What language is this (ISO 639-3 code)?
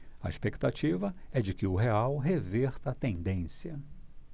por